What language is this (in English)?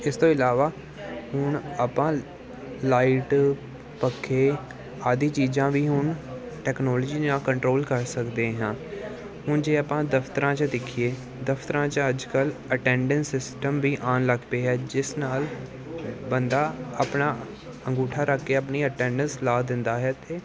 Punjabi